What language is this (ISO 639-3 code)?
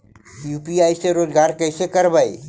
mag